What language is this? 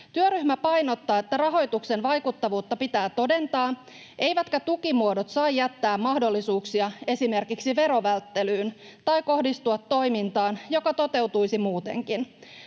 Finnish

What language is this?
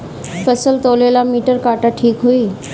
Bhojpuri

